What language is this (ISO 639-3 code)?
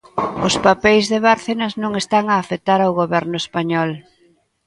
glg